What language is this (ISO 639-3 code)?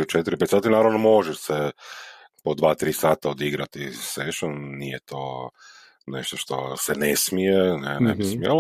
hrv